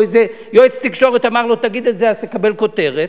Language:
Hebrew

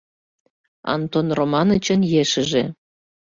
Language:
Mari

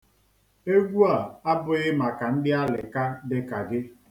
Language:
Igbo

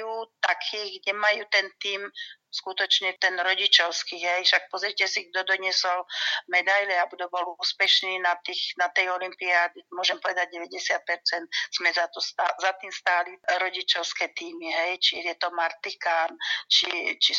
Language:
Slovak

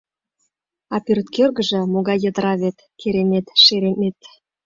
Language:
Mari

